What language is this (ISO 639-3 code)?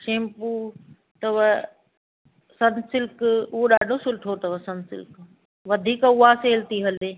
snd